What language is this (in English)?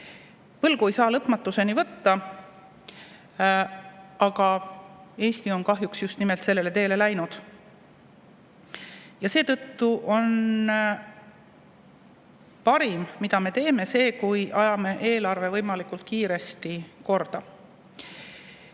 Estonian